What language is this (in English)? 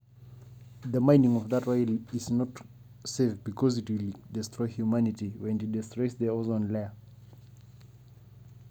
Masai